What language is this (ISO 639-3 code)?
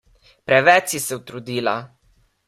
slv